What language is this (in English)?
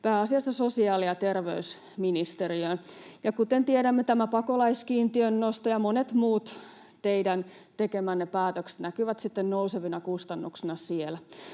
Finnish